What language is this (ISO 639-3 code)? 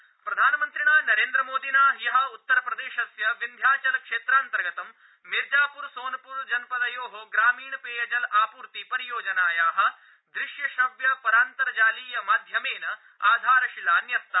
san